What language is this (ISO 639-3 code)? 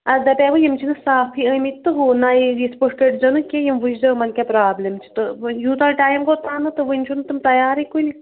kas